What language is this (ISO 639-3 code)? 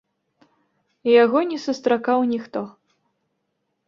bel